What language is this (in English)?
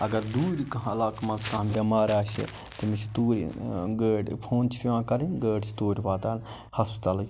Kashmiri